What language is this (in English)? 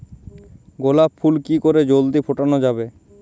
Bangla